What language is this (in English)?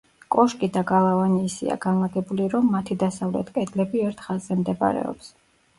Georgian